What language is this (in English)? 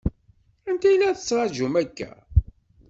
Kabyle